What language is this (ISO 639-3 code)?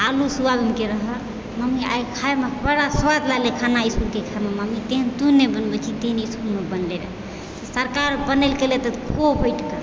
mai